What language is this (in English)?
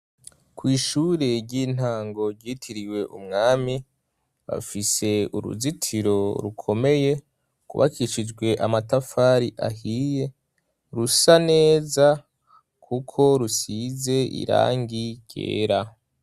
Rundi